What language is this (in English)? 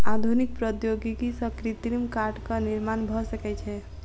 Maithili